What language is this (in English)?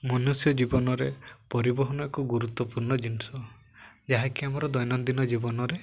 Odia